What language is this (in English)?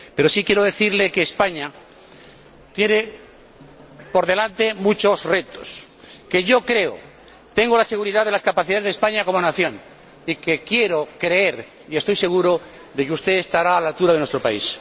Spanish